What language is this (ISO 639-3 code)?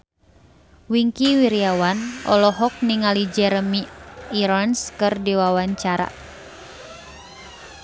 sun